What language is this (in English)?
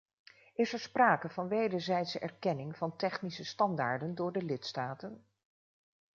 Dutch